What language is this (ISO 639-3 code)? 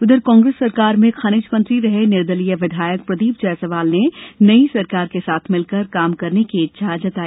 hin